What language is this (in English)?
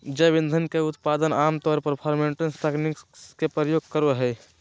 Magahi